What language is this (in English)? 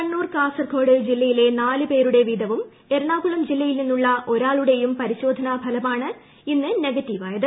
Malayalam